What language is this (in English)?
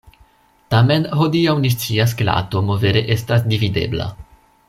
Esperanto